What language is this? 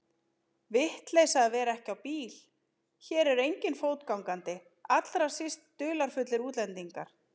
Icelandic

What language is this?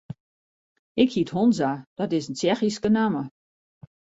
Western Frisian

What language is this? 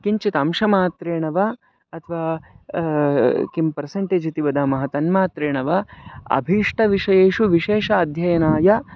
Sanskrit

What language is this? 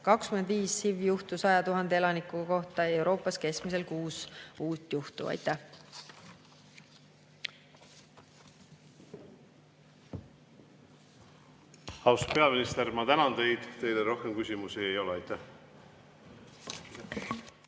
Estonian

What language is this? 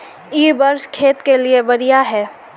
Magahi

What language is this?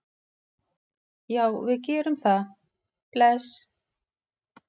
Icelandic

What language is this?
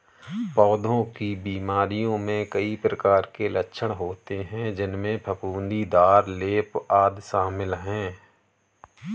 Hindi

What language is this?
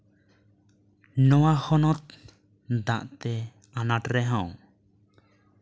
Santali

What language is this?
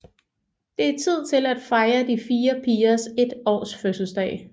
Danish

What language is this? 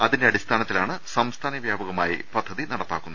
Malayalam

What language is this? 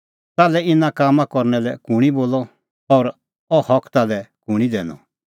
Kullu Pahari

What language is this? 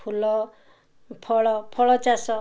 Odia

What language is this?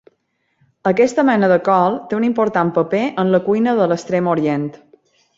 Catalan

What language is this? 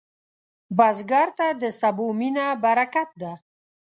Pashto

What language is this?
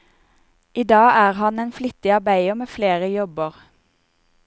Norwegian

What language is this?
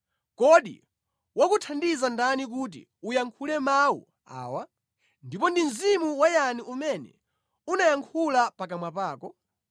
Nyanja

